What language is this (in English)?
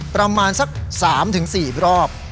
Thai